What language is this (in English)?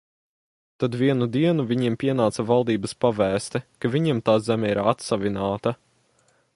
Latvian